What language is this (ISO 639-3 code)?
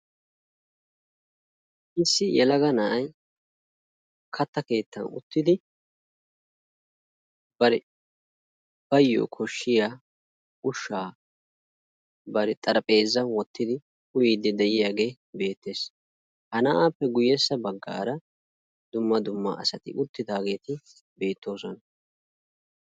wal